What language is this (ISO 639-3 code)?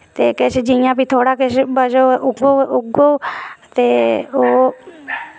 doi